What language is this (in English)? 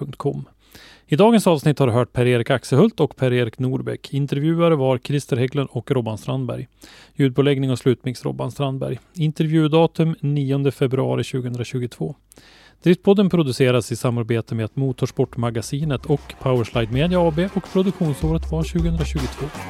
Swedish